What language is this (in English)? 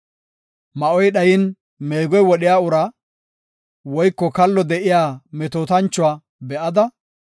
Gofa